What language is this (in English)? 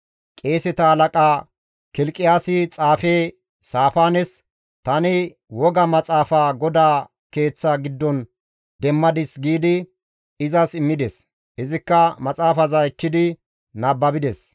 Gamo